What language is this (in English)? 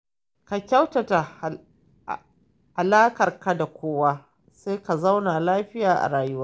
Hausa